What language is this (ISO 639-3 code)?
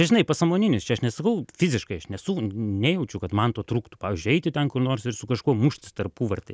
lit